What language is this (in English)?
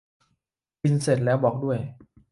Thai